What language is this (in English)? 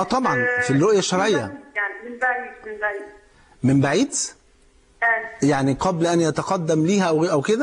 Arabic